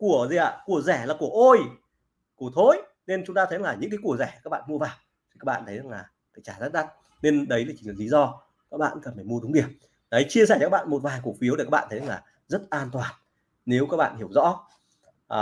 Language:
Vietnamese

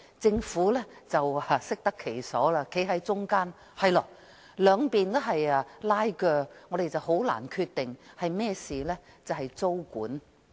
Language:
Cantonese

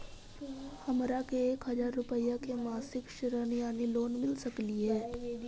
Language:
Magahi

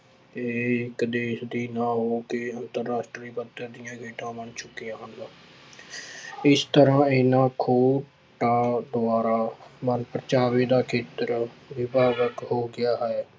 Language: Punjabi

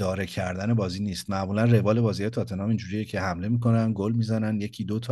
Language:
Persian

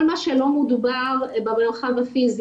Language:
Hebrew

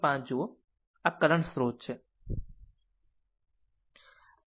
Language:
Gujarati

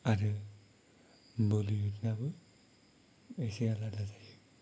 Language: Bodo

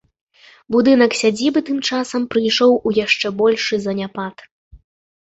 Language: Belarusian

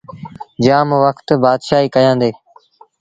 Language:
Sindhi Bhil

